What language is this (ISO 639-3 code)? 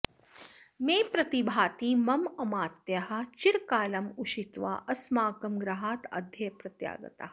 san